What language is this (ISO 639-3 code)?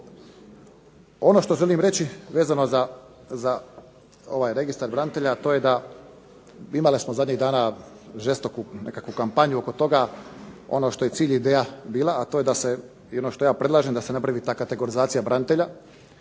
hrv